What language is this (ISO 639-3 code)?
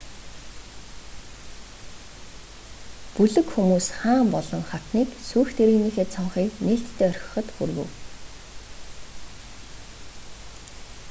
mon